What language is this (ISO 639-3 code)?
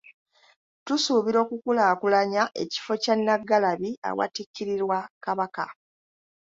lug